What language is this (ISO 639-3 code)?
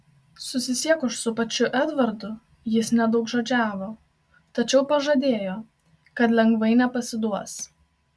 lit